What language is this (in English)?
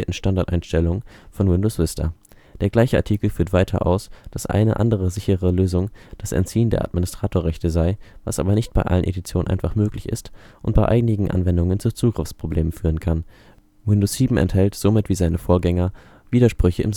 German